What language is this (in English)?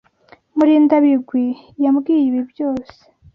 Kinyarwanda